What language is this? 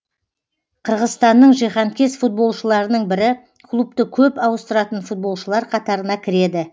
Kazakh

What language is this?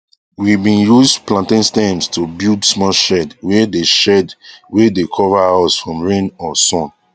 Nigerian Pidgin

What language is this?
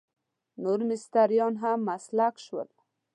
Pashto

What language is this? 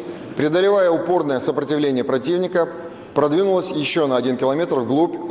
Russian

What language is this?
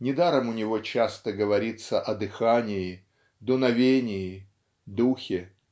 Russian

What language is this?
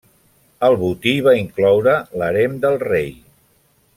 Catalan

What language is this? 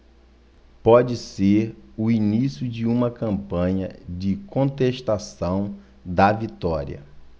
Portuguese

